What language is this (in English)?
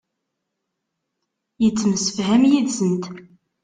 Kabyle